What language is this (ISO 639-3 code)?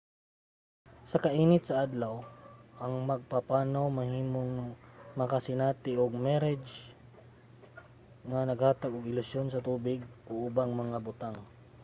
ceb